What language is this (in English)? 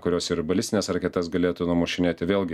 Lithuanian